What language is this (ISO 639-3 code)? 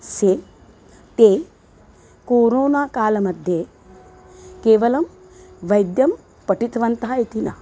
san